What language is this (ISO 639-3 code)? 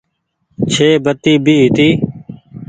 gig